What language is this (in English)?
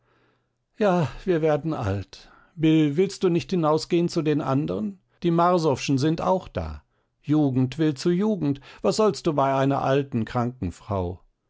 German